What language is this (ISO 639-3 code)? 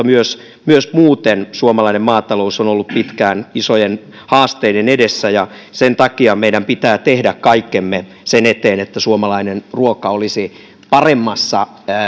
fin